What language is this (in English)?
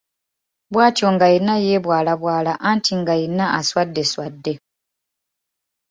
Ganda